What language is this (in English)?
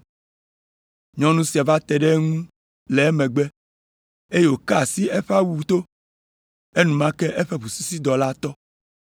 Ewe